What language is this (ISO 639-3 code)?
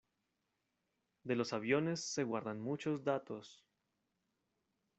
spa